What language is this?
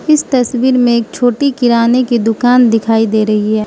Hindi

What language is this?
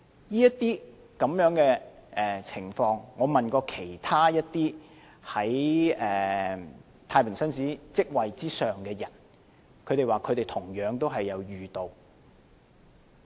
Cantonese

